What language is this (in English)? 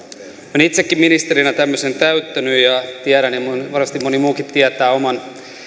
Finnish